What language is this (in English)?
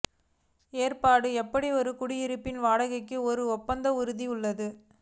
Tamil